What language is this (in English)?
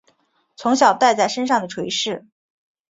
Chinese